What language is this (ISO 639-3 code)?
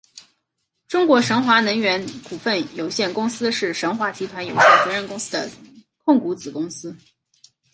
zho